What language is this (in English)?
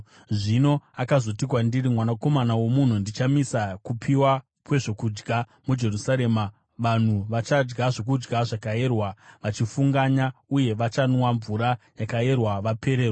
Shona